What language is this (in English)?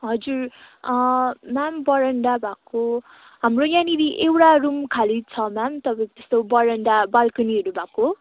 Nepali